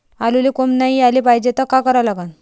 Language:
Marathi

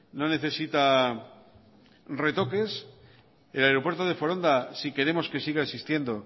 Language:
Spanish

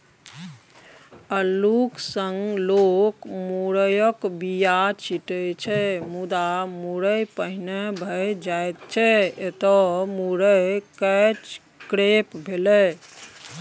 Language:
Maithili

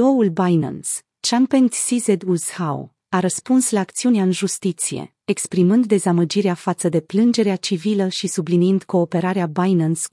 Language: Romanian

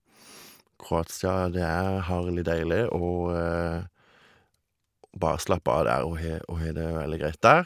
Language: Norwegian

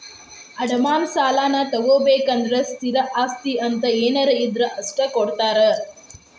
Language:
Kannada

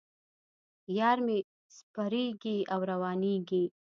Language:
Pashto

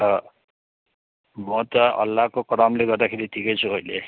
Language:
Nepali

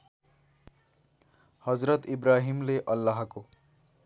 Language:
Nepali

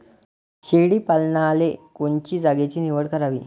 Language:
Marathi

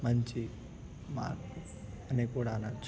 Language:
Telugu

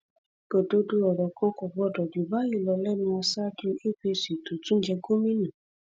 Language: Yoruba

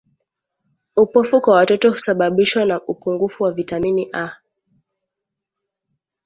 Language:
Swahili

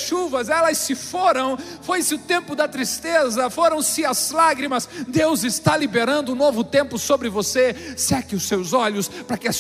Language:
Portuguese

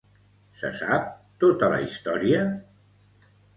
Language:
Catalan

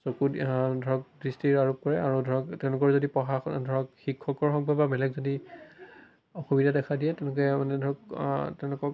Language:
Assamese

